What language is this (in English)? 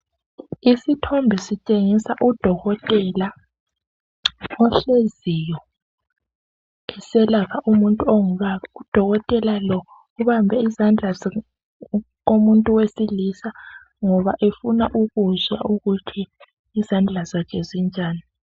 North Ndebele